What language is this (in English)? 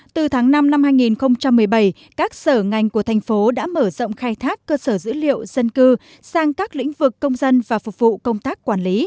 Vietnamese